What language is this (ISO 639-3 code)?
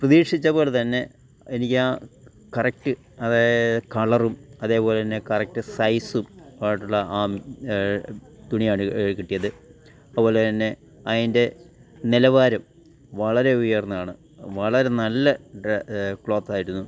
mal